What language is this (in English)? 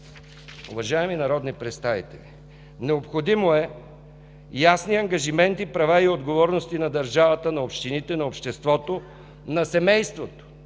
Bulgarian